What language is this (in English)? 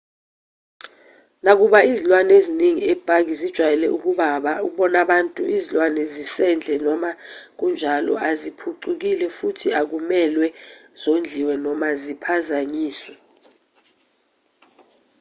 Zulu